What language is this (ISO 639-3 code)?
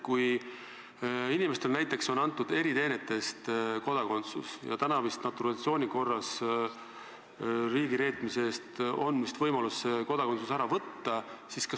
est